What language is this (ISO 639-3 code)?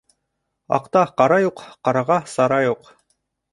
bak